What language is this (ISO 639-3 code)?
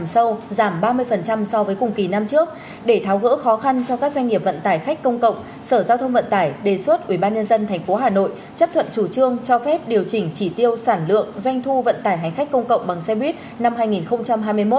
vie